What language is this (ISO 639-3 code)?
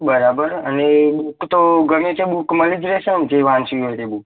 guj